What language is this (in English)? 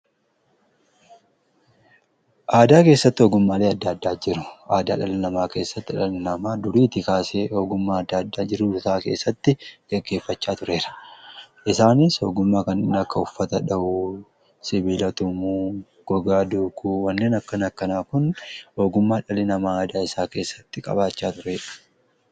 Oromo